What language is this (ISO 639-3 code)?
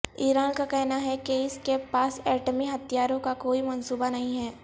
urd